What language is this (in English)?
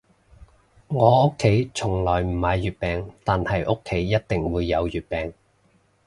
Cantonese